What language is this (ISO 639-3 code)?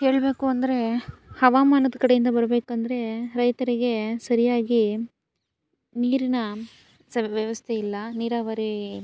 kan